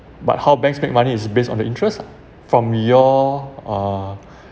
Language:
English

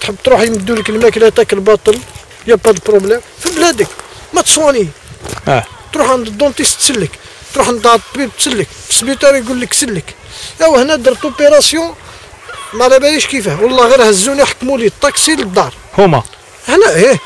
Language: Arabic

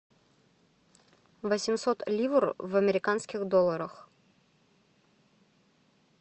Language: Russian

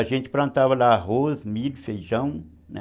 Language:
Portuguese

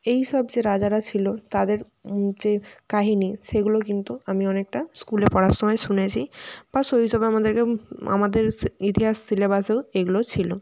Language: Bangla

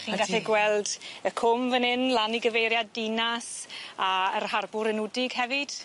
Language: Welsh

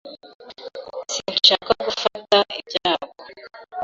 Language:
Kinyarwanda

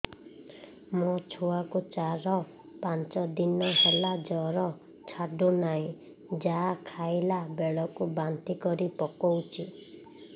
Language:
Odia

